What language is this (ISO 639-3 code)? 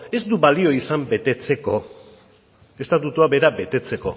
eus